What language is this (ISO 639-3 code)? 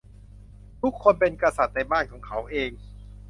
tha